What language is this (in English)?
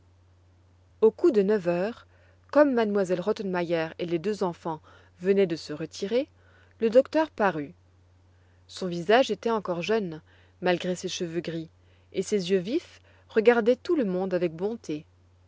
French